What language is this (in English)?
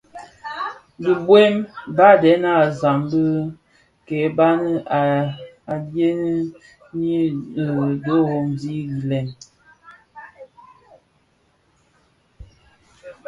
Bafia